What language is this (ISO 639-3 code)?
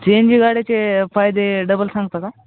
mar